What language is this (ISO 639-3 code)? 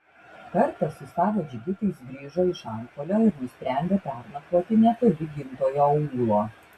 lit